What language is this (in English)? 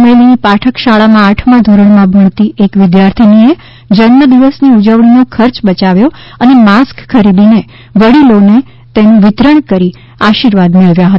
Gujarati